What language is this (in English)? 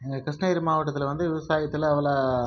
Tamil